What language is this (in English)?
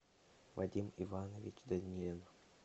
Russian